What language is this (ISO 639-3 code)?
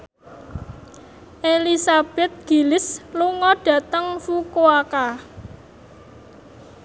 jav